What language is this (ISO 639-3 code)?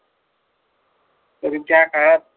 mar